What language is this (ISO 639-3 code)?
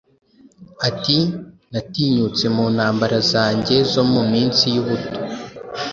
kin